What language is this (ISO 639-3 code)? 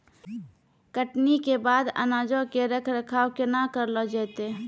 mai